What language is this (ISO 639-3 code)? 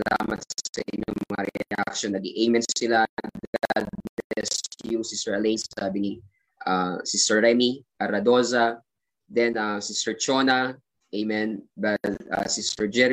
fil